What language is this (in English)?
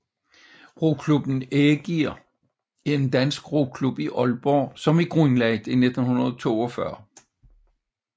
Danish